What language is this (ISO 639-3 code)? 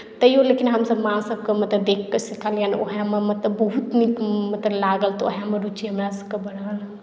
mai